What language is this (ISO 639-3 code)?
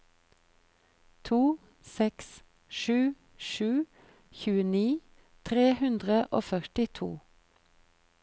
nor